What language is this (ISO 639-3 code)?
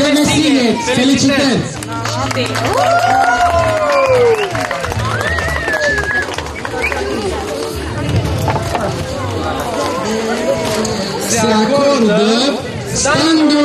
ron